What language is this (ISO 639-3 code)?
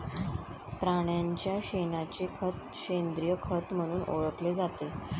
mar